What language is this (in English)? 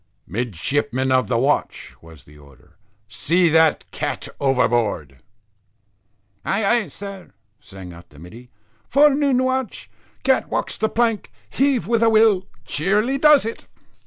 English